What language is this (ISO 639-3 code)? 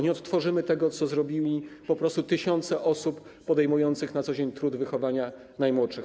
pol